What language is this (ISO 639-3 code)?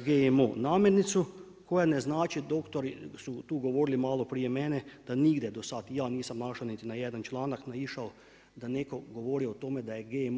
hrv